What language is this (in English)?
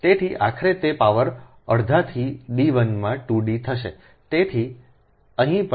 Gujarati